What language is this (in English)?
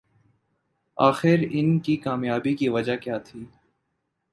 Urdu